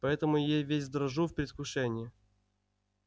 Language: Russian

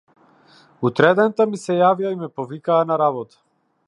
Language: Macedonian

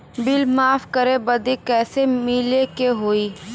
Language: Bhojpuri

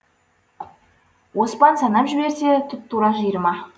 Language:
Kazakh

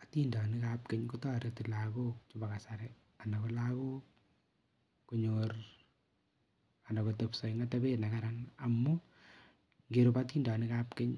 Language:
Kalenjin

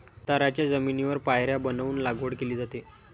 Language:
Marathi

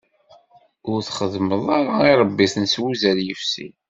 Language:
Kabyle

